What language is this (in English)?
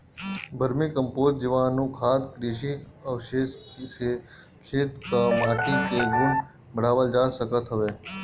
Bhojpuri